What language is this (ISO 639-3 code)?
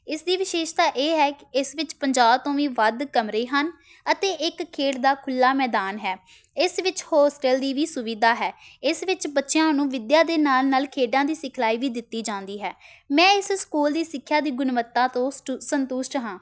pan